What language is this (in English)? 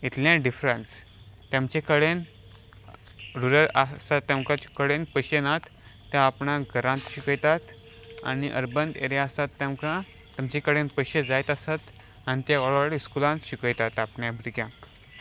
Konkani